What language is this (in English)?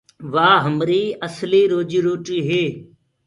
Gurgula